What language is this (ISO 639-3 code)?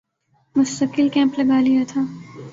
urd